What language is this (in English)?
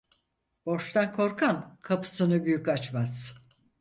Turkish